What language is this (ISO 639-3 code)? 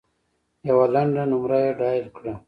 pus